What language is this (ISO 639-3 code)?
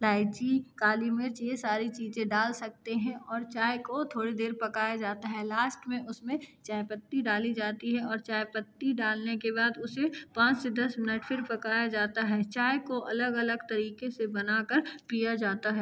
hin